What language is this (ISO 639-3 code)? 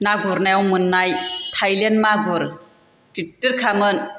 brx